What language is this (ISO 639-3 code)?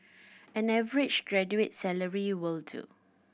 eng